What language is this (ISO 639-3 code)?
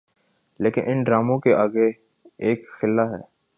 urd